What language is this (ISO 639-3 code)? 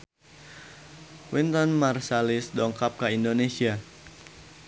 sun